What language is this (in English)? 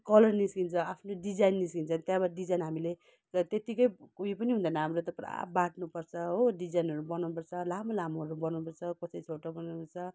Nepali